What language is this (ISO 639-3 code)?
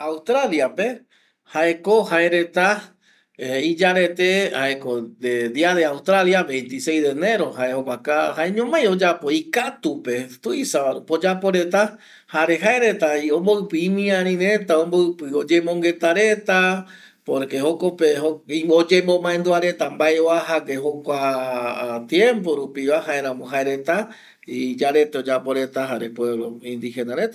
gui